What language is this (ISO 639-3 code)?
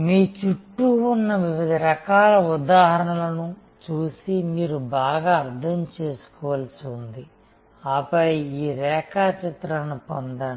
tel